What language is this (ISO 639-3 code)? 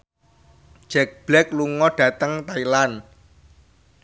jav